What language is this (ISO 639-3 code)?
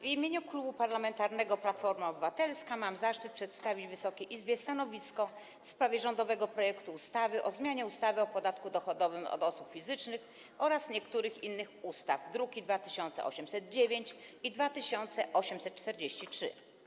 pol